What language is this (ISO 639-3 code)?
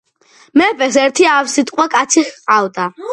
kat